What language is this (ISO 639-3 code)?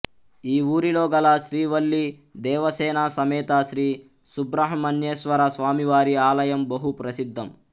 tel